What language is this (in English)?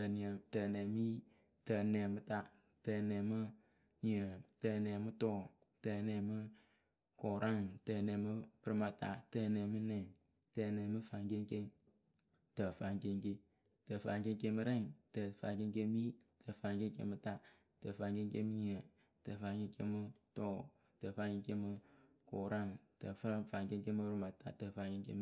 Akebu